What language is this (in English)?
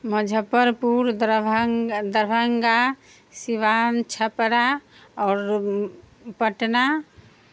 Maithili